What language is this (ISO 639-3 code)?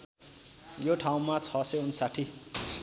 nep